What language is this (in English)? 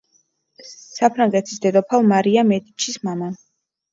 Georgian